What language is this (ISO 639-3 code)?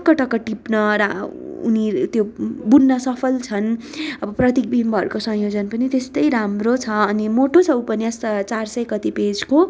nep